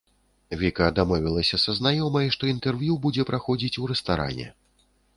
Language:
Belarusian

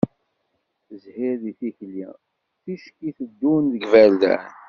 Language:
Kabyle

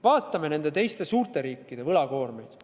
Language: Estonian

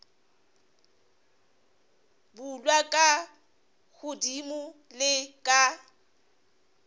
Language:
Northern Sotho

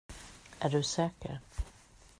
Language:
Swedish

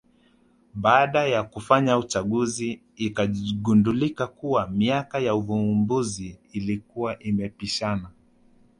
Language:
Swahili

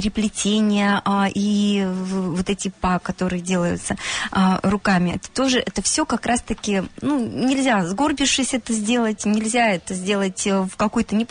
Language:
Russian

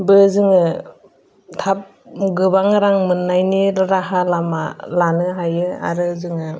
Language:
Bodo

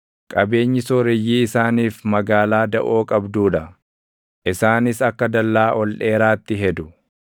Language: Oromo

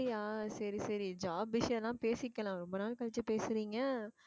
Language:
Tamil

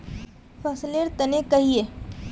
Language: Magahi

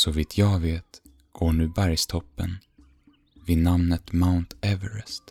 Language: Swedish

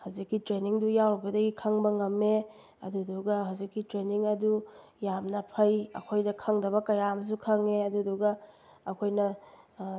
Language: Manipuri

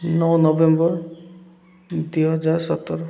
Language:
Odia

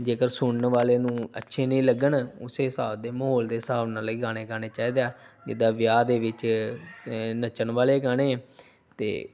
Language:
Punjabi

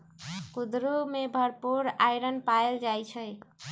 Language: Magahi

